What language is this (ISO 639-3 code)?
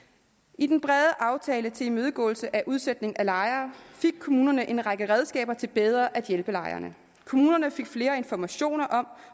dan